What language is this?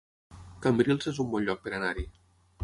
Catalan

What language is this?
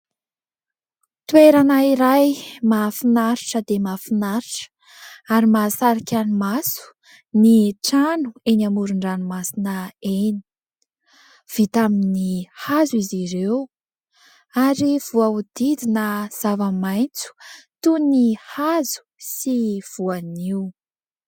Malagasy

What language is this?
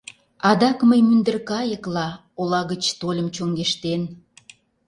Mari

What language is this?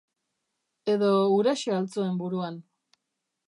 Basque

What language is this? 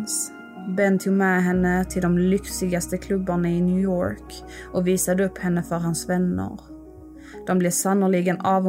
Swedish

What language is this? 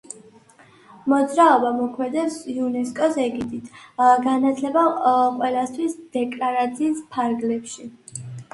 Georgian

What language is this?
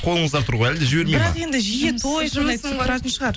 Kazakh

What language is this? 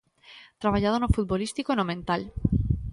Galician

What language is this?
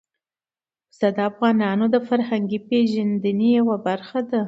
Pashto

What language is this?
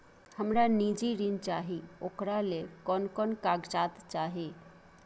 Maithili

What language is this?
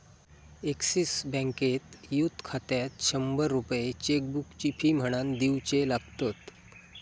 Marathi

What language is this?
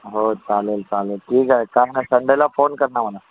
Marathi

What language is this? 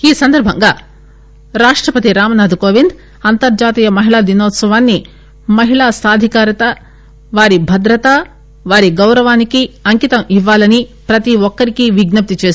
Telugu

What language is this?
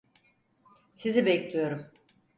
Turkish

